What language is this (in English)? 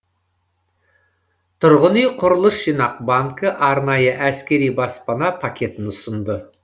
Kazakh